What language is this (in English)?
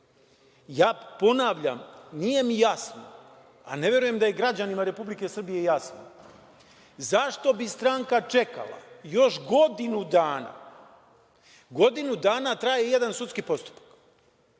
Serbian